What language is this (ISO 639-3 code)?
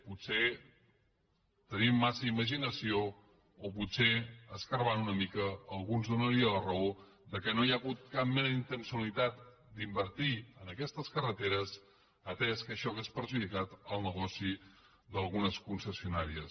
cat